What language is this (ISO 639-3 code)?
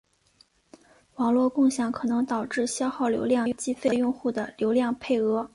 zho